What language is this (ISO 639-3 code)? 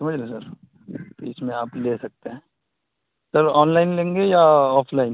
urd